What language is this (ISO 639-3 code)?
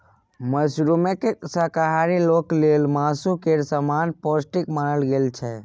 mai